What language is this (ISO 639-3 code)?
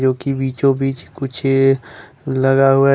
hin